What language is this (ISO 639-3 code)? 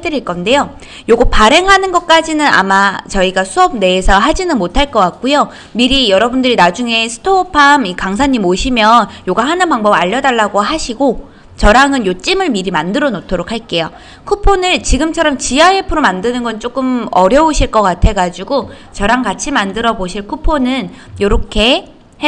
kor